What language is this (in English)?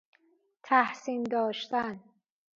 Persian